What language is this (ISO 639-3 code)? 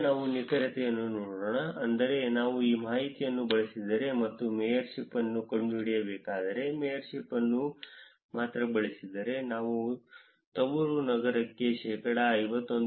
kan